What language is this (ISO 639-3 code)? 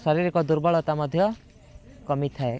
ori